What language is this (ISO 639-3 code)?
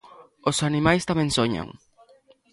glg